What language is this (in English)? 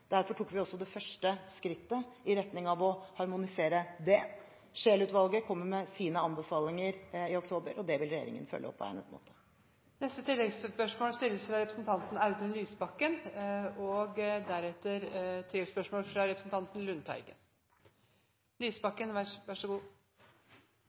Norwegian